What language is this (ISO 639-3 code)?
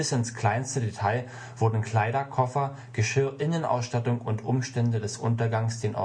deu